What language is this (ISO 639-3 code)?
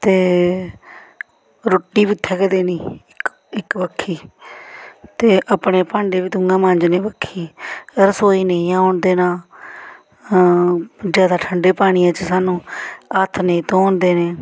doi